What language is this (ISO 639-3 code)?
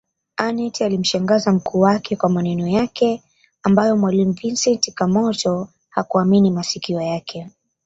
swa